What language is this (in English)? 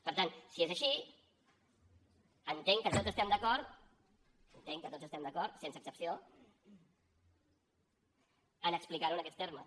Catalan